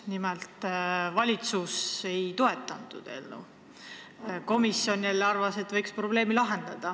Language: Estonian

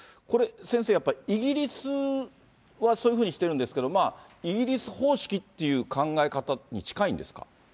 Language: Japanese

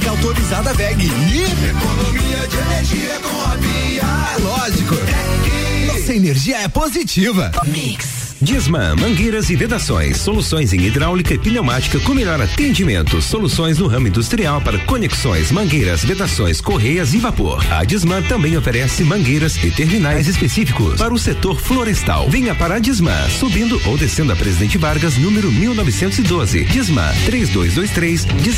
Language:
Portuguese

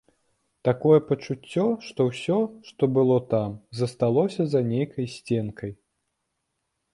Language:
Belarusian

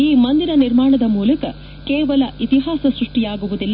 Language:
Kannada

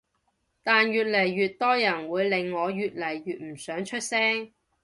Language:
Cantonese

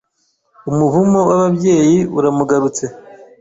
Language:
Kinyarwanda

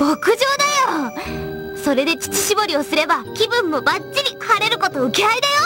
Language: Japanese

